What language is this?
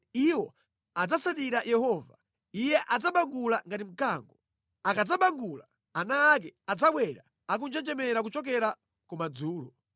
Nyanja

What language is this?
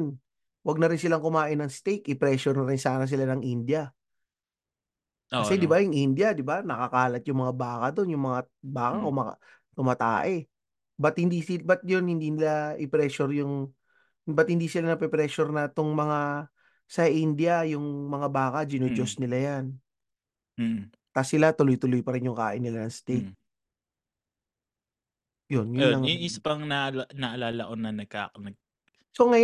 Filipino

